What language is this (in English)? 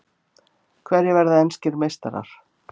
Icelandic